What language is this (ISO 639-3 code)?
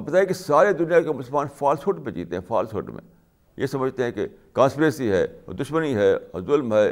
urd